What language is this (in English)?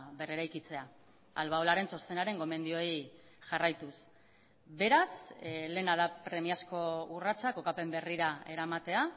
Basque